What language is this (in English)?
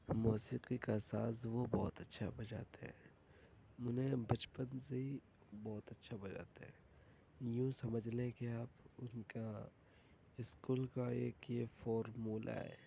Urdu